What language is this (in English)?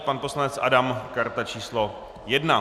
Czech